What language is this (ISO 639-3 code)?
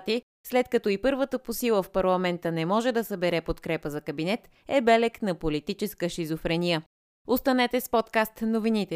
bul